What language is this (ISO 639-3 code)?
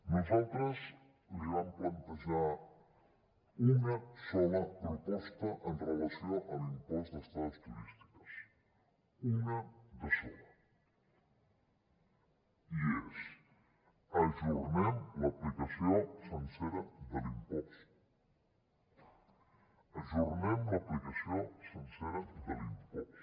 cat